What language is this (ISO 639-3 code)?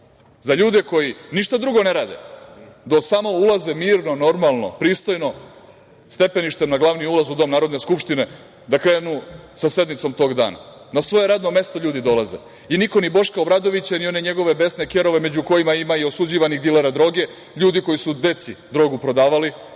srp